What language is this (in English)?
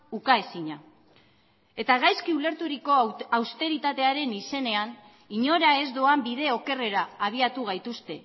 Basque